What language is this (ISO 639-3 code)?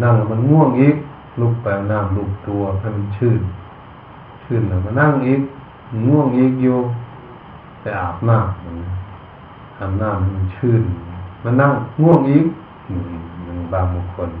tha